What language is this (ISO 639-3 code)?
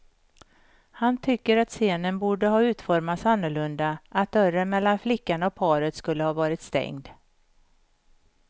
swe